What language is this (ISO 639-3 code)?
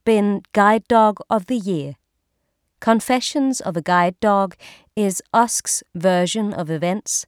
dan